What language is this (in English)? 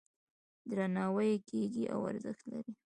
Pashto